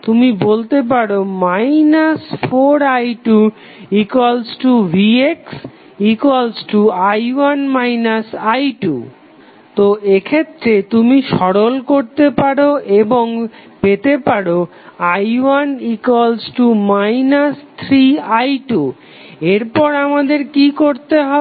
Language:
Bangla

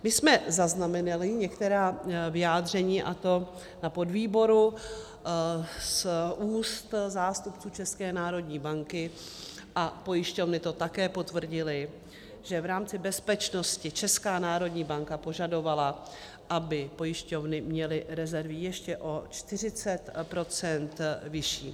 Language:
Czech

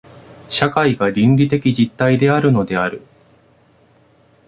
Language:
Japanese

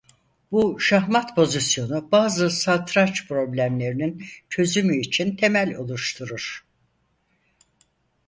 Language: Turkish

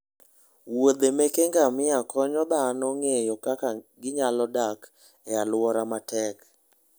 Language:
Luo (Kenya and Tanzania)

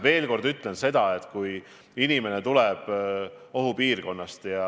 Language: Estonian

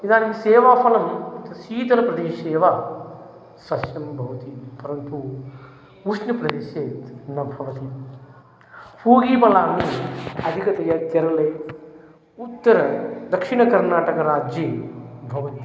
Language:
Sanskrit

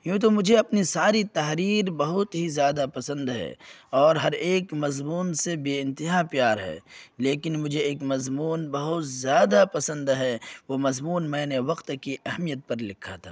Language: Urdu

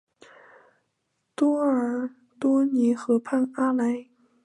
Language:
Chinese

